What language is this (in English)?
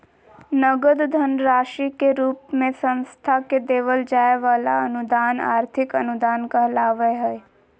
Magahi